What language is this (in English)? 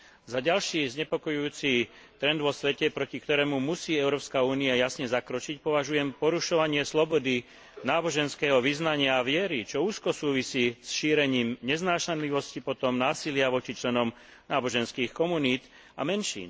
Slovak